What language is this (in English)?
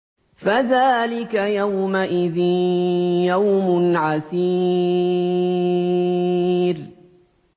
Arabic